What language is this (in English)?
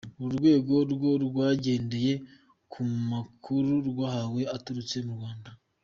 Kinyarwanda